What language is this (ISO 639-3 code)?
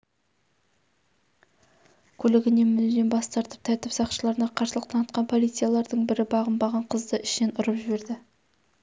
kaz